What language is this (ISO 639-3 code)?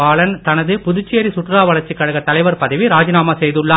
tam